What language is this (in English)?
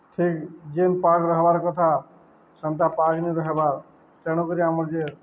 Odia